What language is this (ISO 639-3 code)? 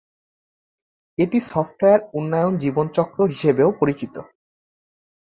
ben